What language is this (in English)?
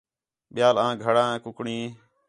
Khetrani